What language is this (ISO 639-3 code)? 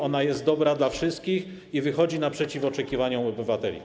pol